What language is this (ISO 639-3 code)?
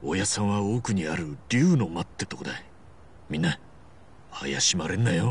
jpn